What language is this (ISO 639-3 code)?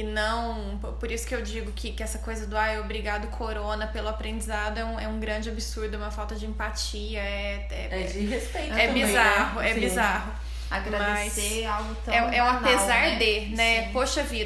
por